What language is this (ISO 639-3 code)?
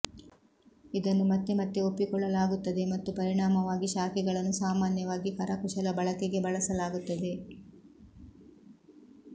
kan